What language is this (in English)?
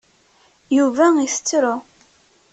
Kabyle